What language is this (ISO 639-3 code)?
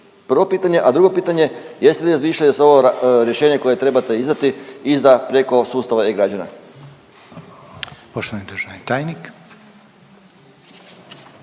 hrv